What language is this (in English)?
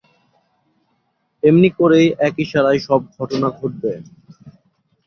Bangla